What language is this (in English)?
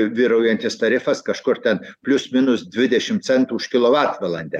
Lithuanian